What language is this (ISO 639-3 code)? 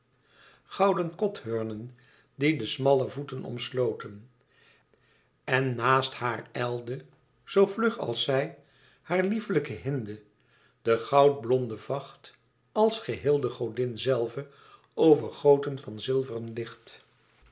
nld